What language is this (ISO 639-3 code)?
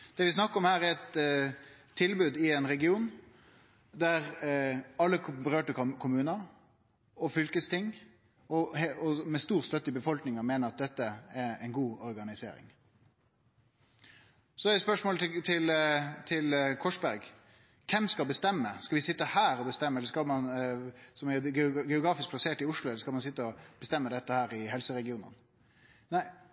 nno